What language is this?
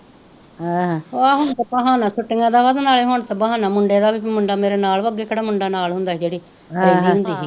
Punjabi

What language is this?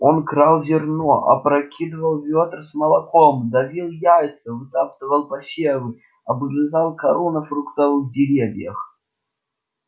Russian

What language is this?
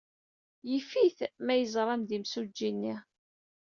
Kabyle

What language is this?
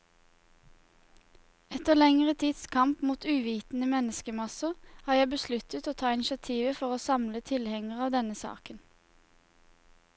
Norwegian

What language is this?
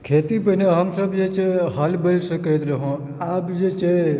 Maithili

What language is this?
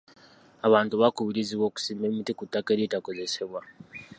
Ganda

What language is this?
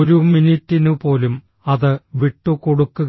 Malayalam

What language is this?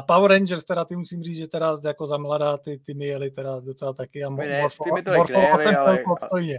Czech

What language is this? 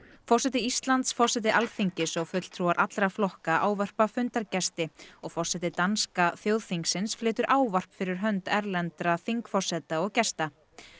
Icelandic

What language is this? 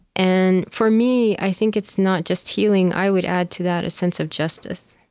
English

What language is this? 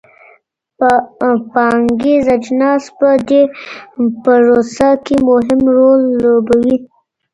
Pashto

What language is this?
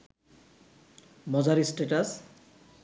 Bangla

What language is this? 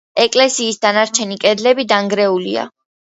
Georgian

